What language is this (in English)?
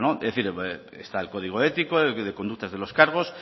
Spanish